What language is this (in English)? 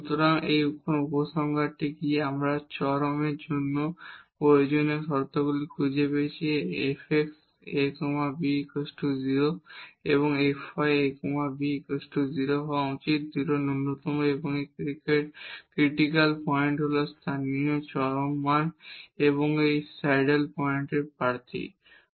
Bangla